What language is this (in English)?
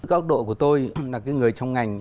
Vietnamese